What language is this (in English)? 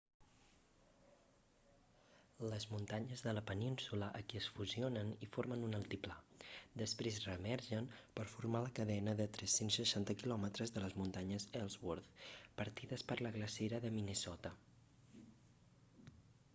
Catalan